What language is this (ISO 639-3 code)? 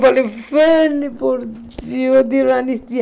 por